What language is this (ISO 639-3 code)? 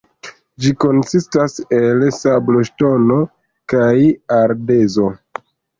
epo